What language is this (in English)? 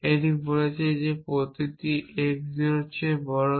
Bangla